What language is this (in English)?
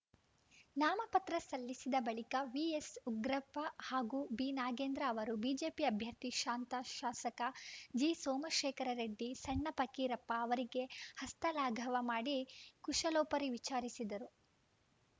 Kannada